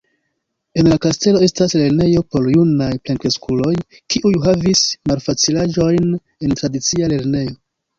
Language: Esperanto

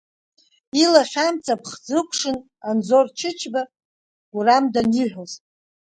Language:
Abkhazian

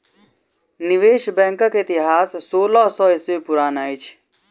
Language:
Maithili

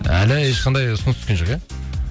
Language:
Kazakh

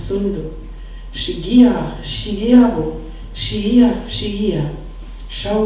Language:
Korean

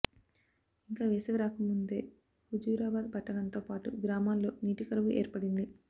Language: Telugu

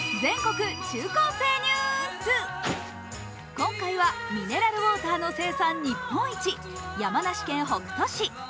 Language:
Japanese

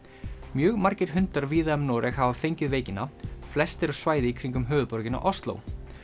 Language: Icelandic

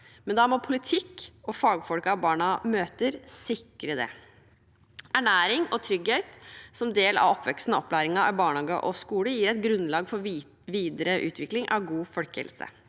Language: Norwegian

